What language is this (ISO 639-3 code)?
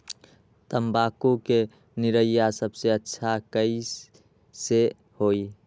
mag